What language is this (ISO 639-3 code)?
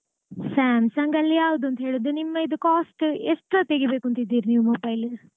kan